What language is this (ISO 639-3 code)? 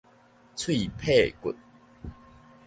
nan